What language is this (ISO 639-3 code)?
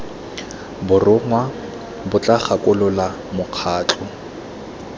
tsn